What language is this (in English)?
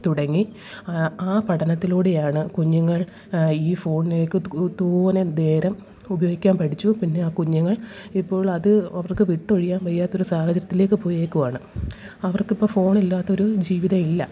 Malayalam